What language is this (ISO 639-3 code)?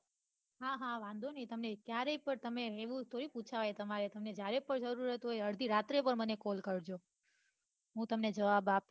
guj